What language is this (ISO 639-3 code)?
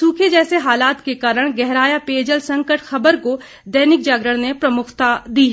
hin